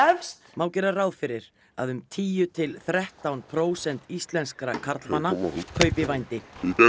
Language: Icelandic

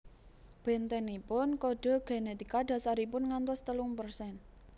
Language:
Javanese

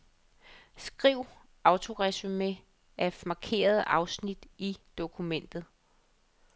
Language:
Danish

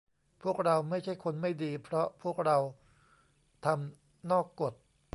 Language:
Thai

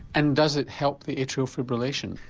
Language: English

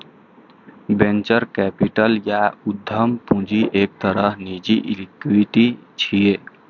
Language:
Maithili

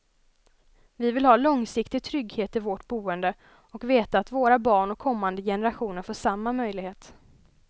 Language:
Swedish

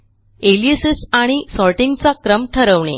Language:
Marathi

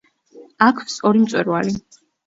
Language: Georgian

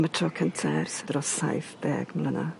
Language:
Welsh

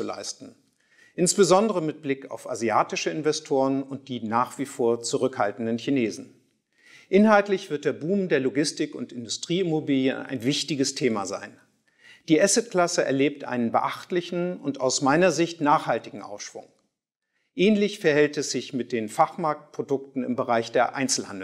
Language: German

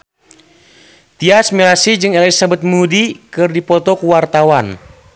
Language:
Sundanese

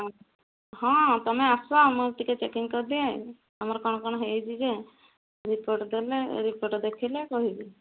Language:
Odia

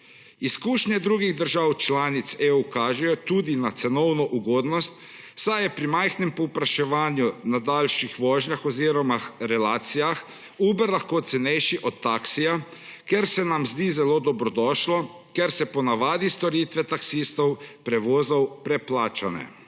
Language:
Slovenian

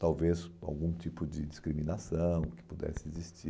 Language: Portuguese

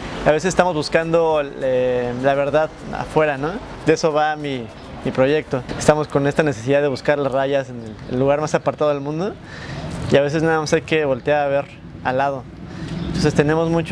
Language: Spanish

